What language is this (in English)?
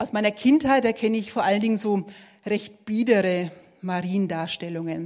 German